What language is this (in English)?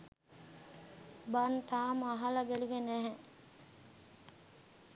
Sinhala